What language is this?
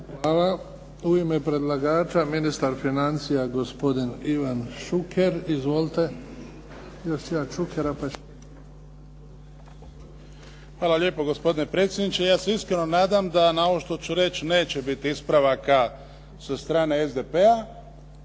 Croatian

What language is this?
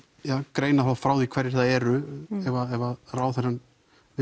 Icelandic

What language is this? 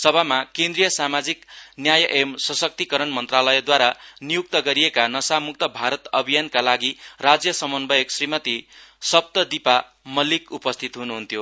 Nepali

